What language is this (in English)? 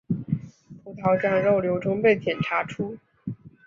Chinese